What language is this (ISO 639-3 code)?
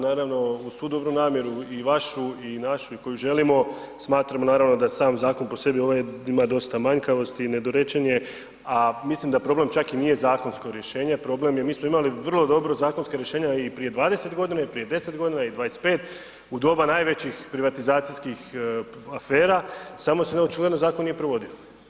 hrv